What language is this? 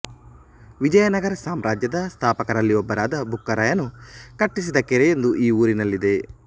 Kannada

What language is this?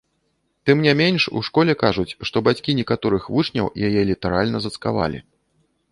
Belarusian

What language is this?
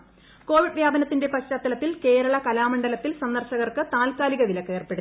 Malayalam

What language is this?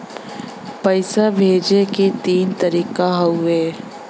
Bhojpuri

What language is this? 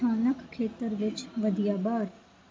Punjabi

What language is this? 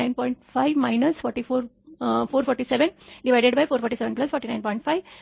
Marathi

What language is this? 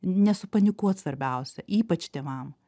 Lithuanian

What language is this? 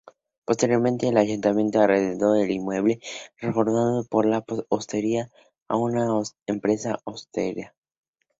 Spanish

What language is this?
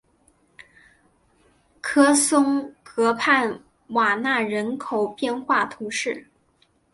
Chinese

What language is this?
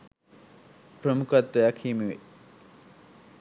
Sinhala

